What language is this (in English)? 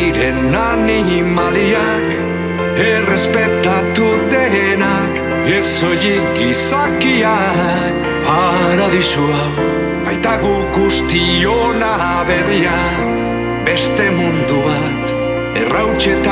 Romanian